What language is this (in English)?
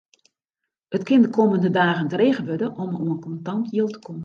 Western Frisian